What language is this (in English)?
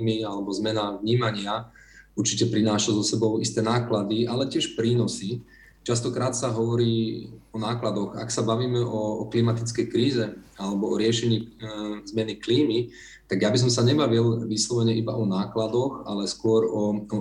Slovak